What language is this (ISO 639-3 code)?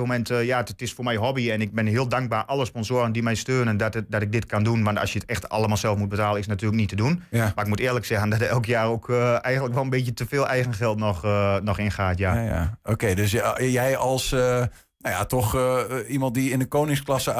nld